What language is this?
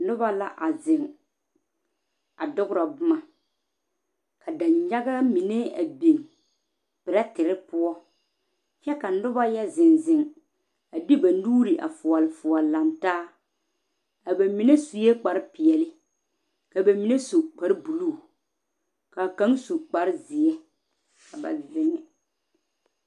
Southern Dagaare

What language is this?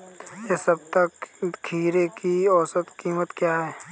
Hindi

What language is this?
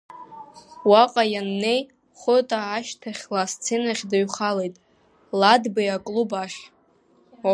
Abkhazian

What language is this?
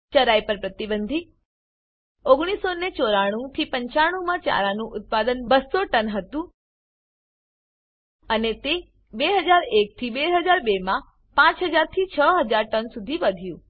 Gujarati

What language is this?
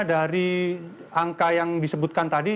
Indonesian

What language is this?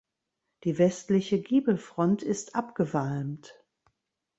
German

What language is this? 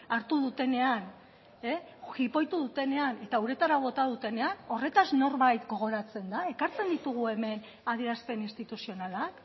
Basque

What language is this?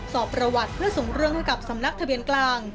Thai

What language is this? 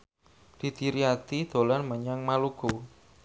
Javanese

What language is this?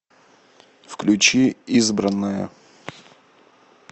Russian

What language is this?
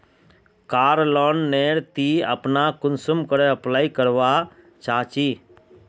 Magahi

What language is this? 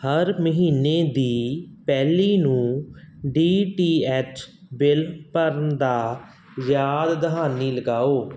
Punjabi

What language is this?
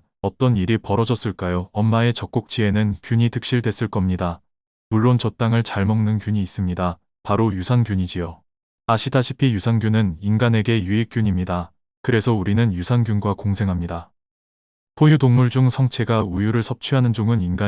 Korean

